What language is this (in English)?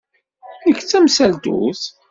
Kabyle